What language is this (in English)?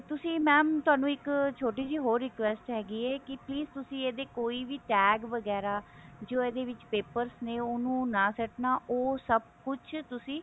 Punjabi